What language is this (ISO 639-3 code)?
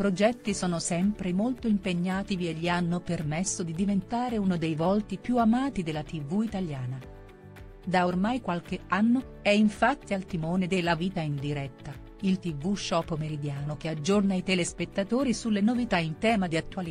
ita